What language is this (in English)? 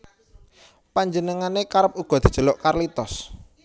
Javanese